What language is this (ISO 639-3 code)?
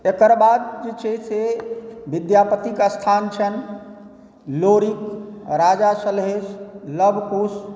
mai